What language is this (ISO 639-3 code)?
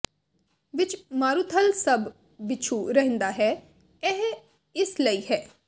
pan